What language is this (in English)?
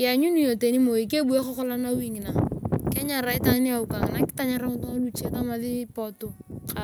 Turkana